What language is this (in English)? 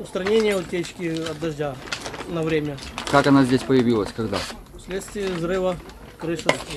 Ukrainian